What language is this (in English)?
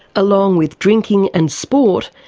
English